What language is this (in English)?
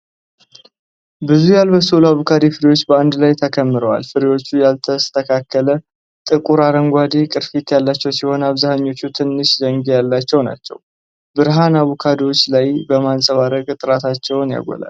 Amharic